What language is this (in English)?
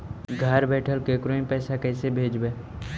Magahi